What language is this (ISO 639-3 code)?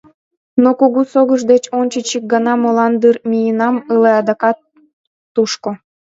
chm